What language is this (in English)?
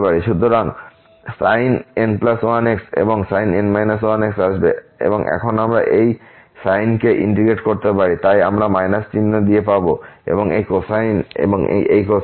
Bangla